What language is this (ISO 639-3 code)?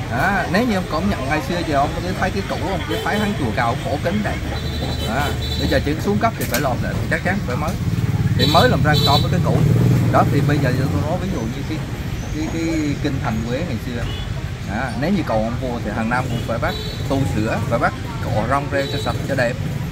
vie